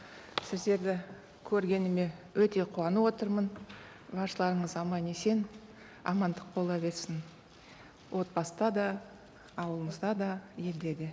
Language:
Kazakh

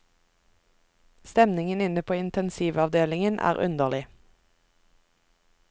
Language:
Norwegian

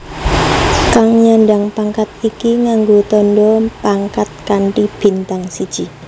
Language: Javanese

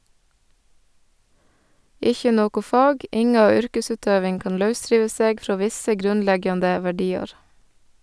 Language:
Norwegian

